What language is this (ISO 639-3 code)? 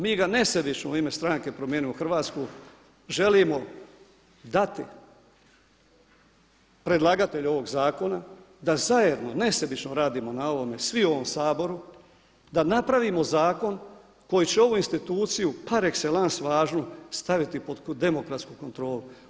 hrv